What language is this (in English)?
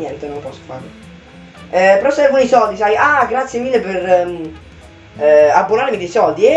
Italian